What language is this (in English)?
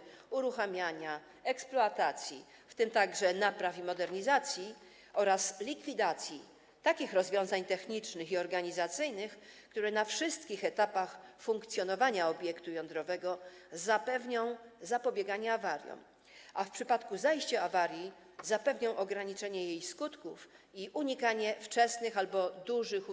Polish